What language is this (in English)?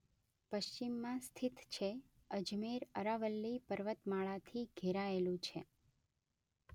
Gujarati